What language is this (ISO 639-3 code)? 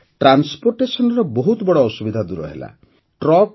ori